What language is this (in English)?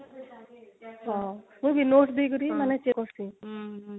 Odia